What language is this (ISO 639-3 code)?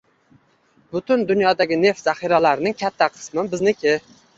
uzb